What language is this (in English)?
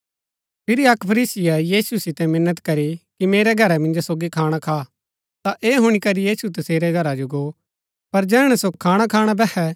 Gaddi